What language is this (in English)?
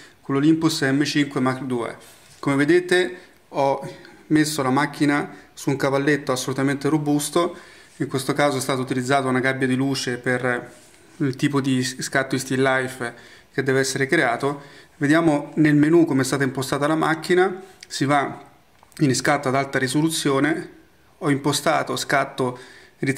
Italian